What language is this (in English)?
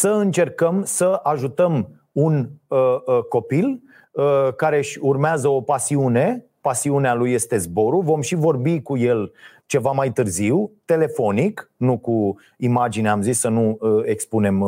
Romanian